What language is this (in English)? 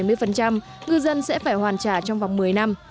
Vietnamese